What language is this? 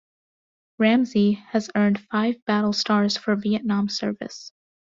English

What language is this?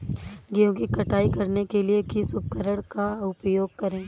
Hindi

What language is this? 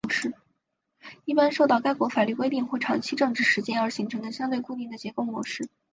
Chinese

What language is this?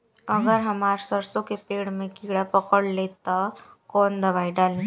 Bhojpuri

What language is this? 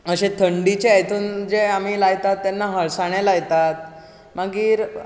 Konkani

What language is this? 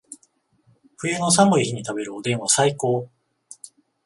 Japanese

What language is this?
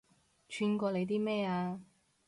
Cantonese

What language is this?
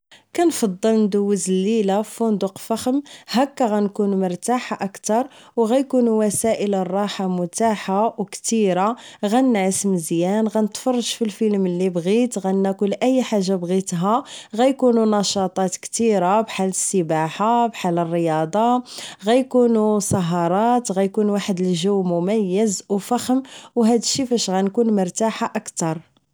Moroccan Arabic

